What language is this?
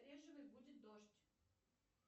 Russian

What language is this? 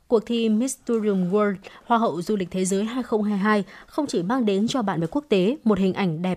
Vietnamese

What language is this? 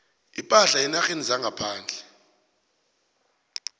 South Ndebele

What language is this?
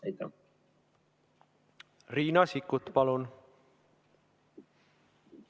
Estonian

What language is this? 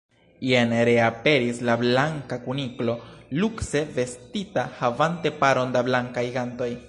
Esperanto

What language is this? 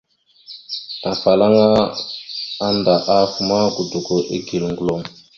Mada (Cameroon)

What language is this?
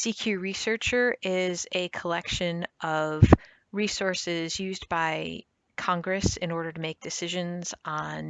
English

